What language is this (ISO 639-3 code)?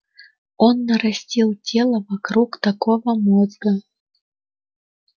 rus